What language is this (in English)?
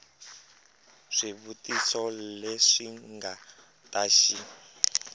Tsonga